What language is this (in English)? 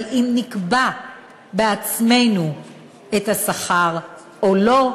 Hebrew